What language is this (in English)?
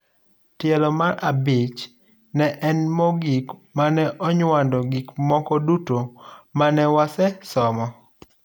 Luo (Kenya and Tanzania)